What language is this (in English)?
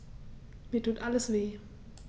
German